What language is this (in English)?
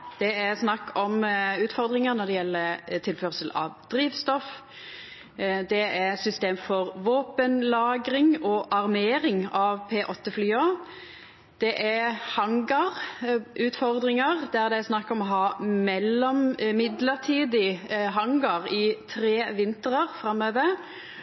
Norwegian Nynorsk